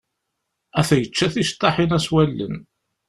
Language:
Kabyle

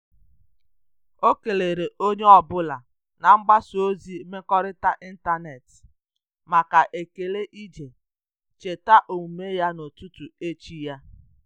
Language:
Igbo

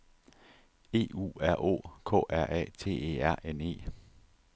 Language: Danish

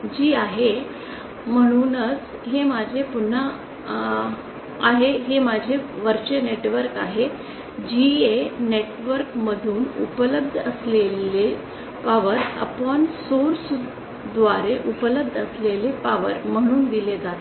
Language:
Marathi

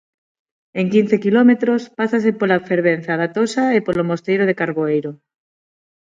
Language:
Galician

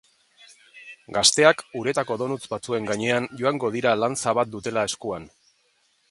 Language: Basque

